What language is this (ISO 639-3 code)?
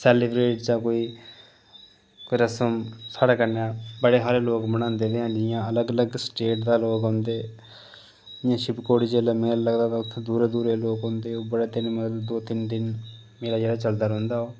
doi